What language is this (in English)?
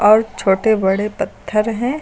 Hindi